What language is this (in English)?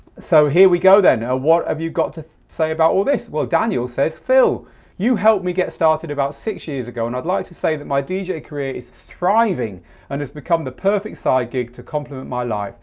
English